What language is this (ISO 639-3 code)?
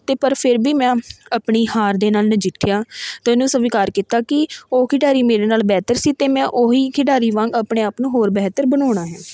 pan